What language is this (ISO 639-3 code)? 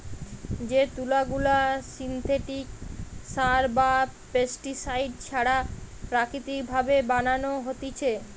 ben